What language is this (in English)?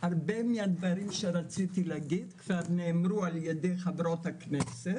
Hebrew